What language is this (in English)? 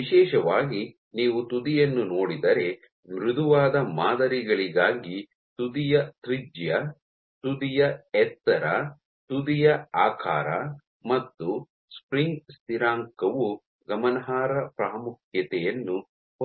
Kannada